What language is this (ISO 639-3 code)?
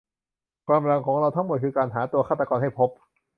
tha